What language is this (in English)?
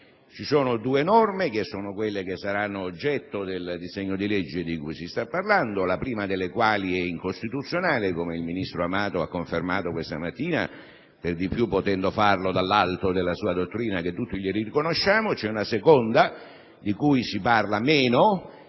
Italian